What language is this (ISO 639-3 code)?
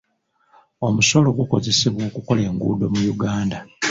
lug